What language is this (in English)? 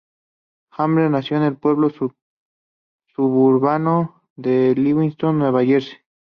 Spanish